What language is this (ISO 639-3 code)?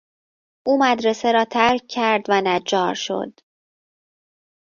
fas